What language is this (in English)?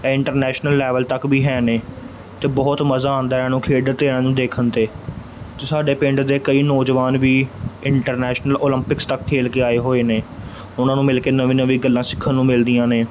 Punjabi